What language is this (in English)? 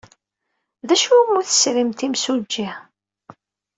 Kabyle